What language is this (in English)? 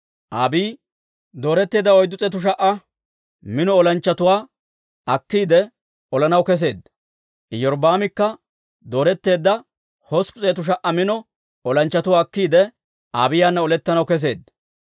Dawro